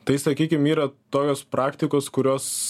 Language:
Lithuanian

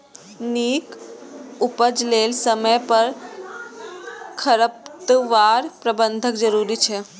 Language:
Maithili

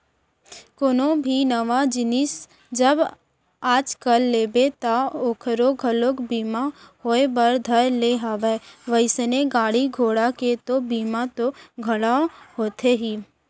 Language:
Chhattisgarhi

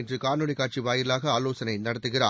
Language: Tamil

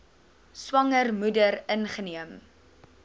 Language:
Afrikaans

